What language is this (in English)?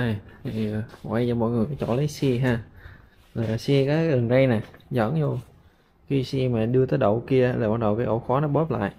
Vietnamese